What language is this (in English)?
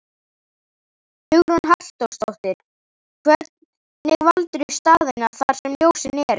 Icelandic